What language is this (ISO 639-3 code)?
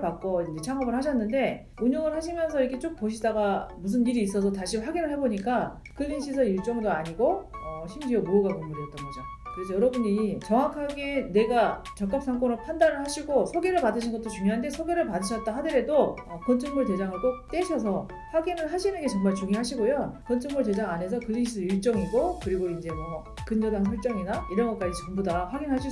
kor